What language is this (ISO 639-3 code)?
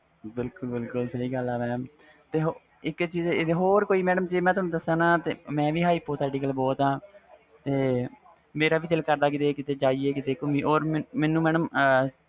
pan